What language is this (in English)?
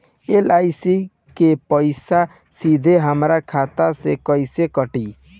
Bhojpuri